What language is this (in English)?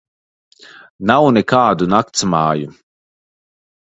Latvian